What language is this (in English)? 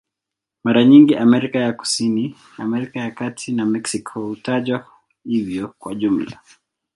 Swahili